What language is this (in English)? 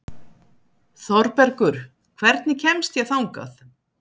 Icelandic